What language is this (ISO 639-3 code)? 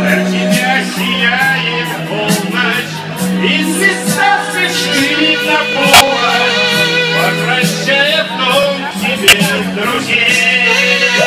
ukr